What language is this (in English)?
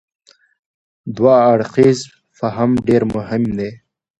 Pashto